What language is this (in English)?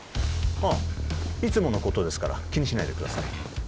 Japanese